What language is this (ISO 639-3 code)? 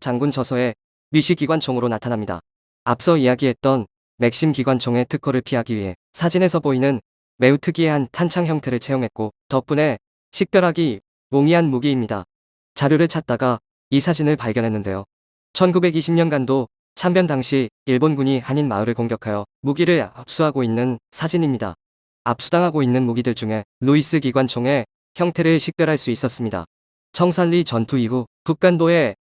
kor